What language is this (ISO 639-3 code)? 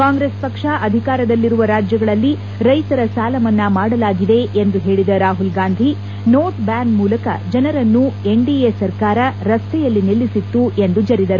kan